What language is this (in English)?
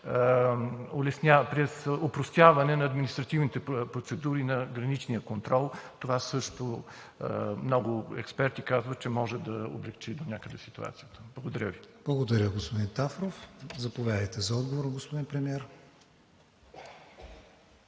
Bulgarian